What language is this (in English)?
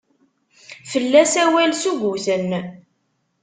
Kabyle